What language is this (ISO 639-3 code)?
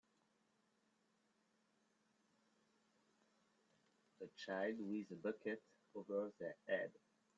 eng